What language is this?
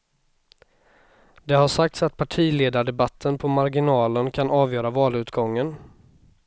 Swedish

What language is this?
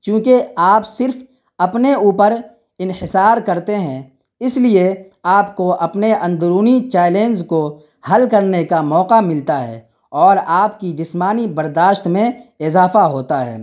Urdu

